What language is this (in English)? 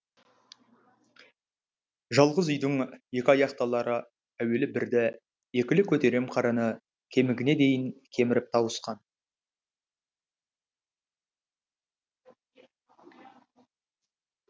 Kazakh